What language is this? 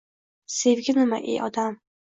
Uzbek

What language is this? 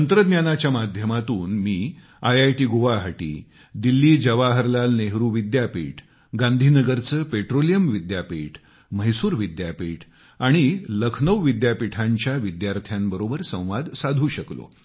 Marathi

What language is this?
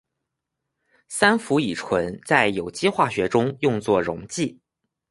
Chinese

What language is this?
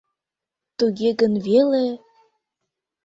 Mari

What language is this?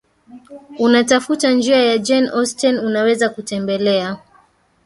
Swahili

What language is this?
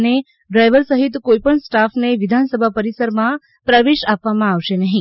Gujarati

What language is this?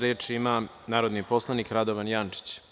Serbian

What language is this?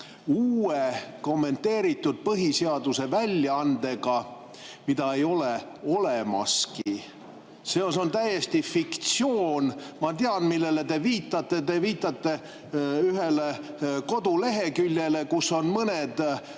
Estonian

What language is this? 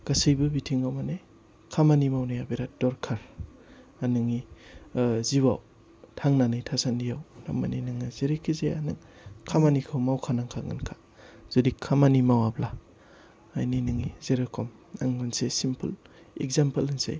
Bodo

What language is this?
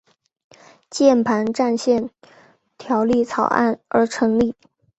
Chinese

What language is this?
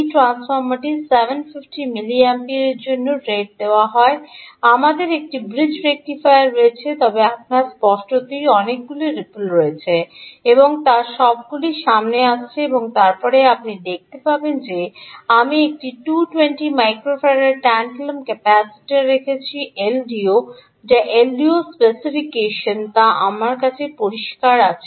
Bangla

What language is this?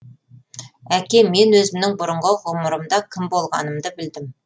Kazakh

